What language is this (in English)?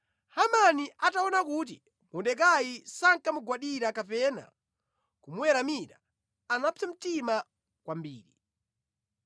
Nyanja